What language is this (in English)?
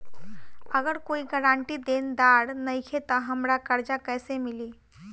Bhojpuri